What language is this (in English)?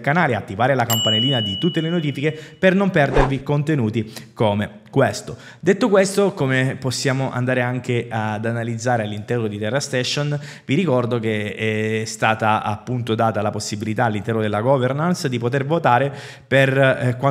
Italian